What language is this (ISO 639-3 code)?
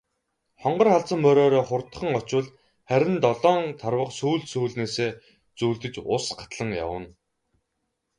mon